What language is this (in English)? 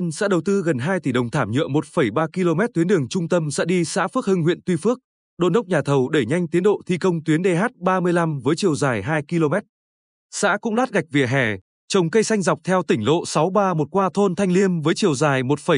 Vietnamese